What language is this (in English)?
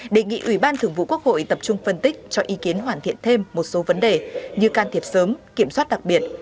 Vietnamese